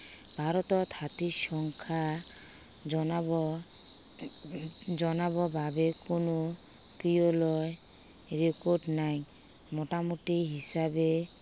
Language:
Assamese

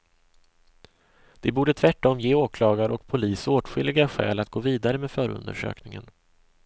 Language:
Swedish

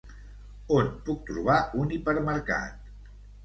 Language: Catalan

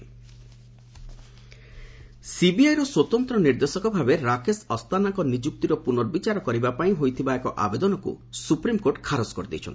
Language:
Odia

